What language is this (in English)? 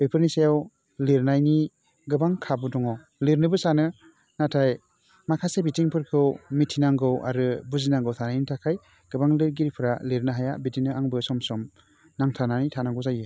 Bodo